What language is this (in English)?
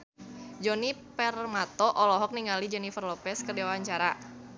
Sundanese